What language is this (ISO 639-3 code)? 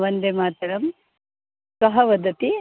san